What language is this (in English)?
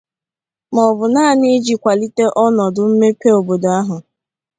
Igbo